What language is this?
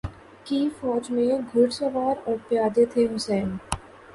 Urdu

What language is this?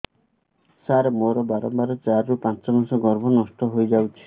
Odia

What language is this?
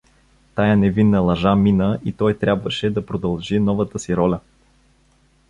Bulgarian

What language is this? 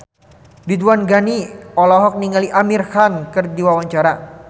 Sundanese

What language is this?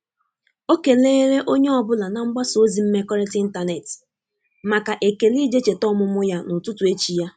Igbo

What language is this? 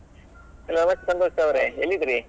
Kannada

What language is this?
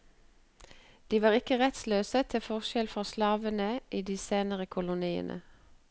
Norwegian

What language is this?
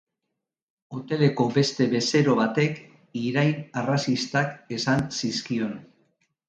Basque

